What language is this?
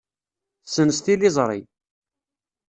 Kabyle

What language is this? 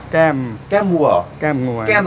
Thai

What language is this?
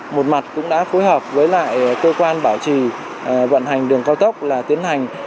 Vietnamese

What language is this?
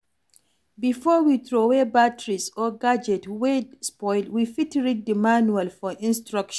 Nigerian Pidgin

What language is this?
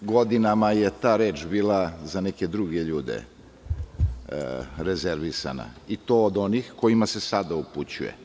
Serbian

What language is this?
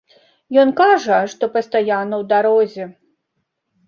Belarusian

